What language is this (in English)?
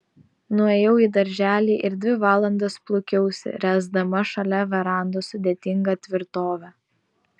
Lithuanian